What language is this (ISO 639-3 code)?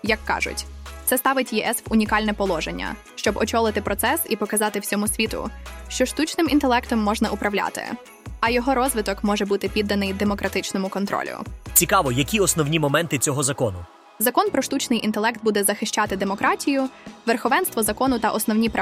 ukr